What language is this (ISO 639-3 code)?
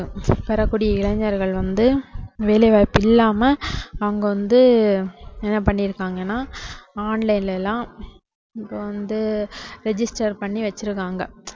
tam